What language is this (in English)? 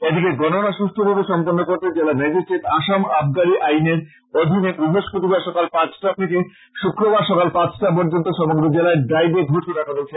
Bangla